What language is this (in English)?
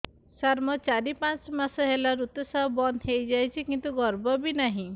Odia